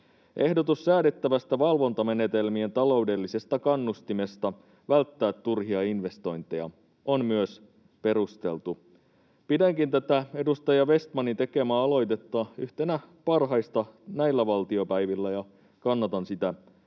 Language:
Finnish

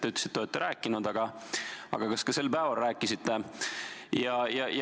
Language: Estonian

